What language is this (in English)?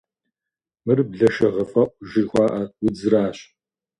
Kabardian